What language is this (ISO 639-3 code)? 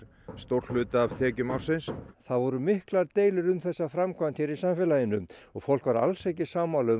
isl